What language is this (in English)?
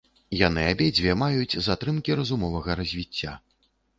Belarusian